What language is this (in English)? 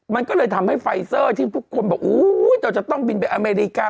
Thai